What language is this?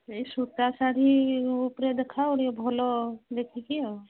Odia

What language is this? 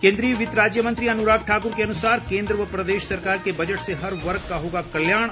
Hindi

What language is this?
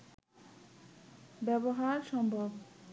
Bangla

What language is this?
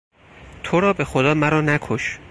Persian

